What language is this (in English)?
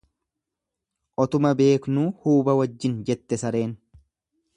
Oromo